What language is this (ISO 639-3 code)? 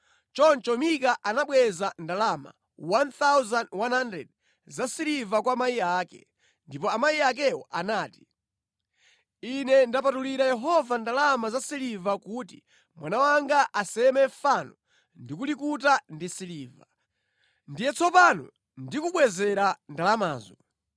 nya